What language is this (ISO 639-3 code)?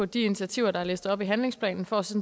dan